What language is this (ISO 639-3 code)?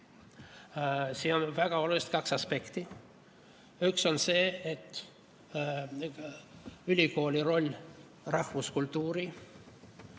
est